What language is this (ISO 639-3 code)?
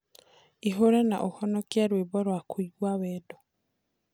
kik